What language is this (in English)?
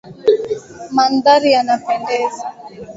Swahili